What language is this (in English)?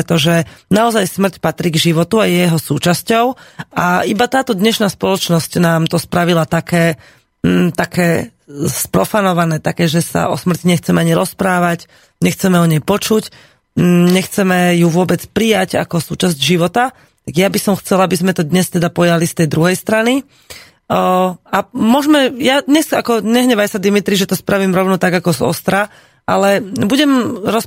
Slovak